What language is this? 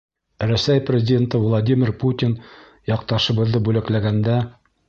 Bashkir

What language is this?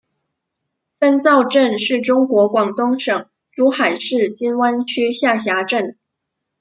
Chinese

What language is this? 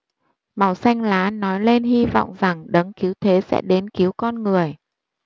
Vietnamese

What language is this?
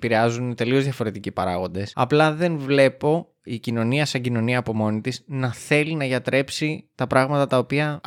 Greek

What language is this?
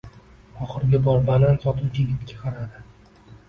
Uzbek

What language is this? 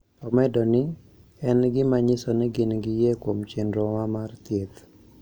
Luo (Kenya and Tanzania)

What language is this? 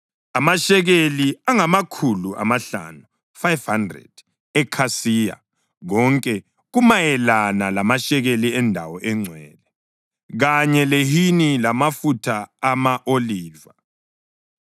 North Ndebele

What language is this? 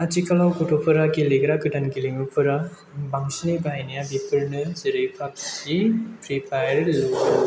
Bodo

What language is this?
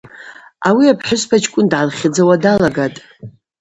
Abaza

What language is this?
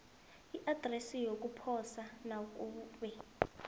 South Ndebele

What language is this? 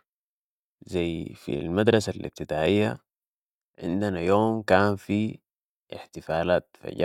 Sudanese Arabic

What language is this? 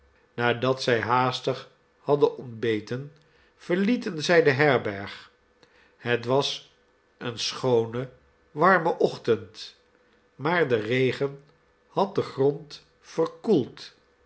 Dutch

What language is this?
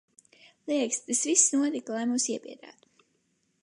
Latvian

